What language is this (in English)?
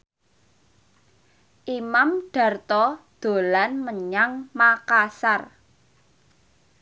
Javanese